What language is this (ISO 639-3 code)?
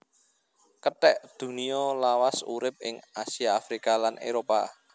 jav